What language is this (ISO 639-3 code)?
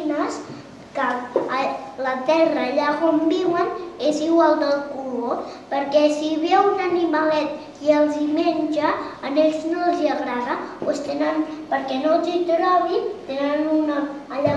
ron